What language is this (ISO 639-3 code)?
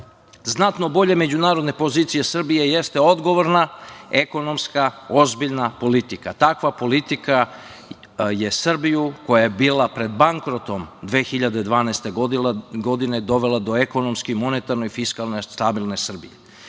srp